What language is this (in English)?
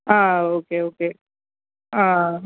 Tamil